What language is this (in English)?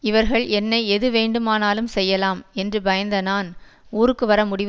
Tamil